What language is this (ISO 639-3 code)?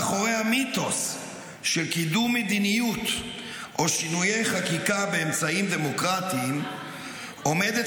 heb